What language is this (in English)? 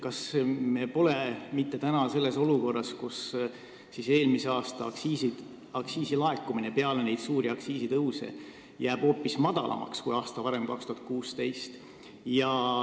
Estonian